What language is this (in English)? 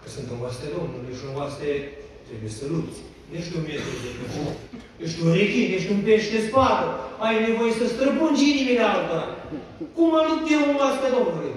Romanian